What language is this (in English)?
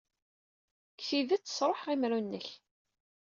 Kabyle